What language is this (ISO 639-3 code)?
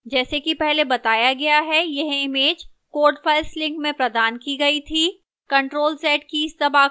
hin